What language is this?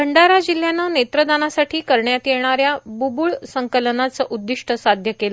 Marathi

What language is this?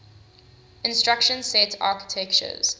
English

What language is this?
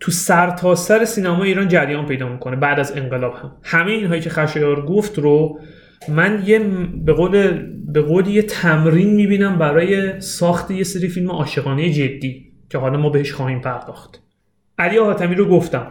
Persian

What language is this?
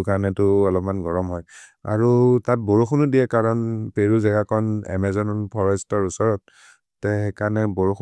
Maria (India)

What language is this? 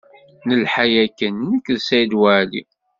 Kabyle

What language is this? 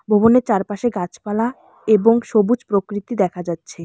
Bangla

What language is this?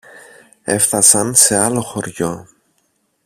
Greek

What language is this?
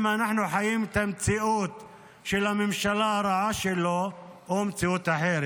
Hebrew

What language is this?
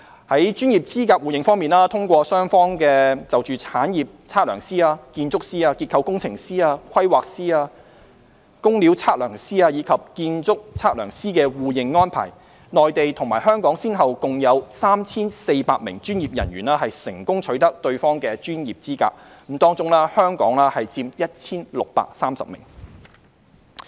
Cantonese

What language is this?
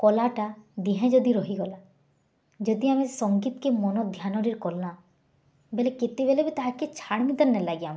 Odia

